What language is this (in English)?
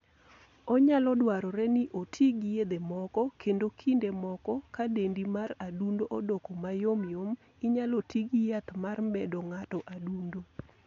Luo (Kenya and Tanzania)